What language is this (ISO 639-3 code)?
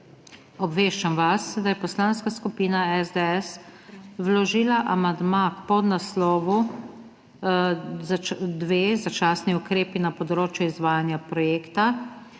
slv